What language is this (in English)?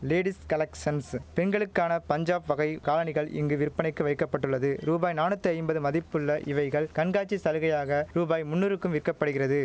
Tamil